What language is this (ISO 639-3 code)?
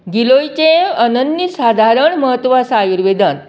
kok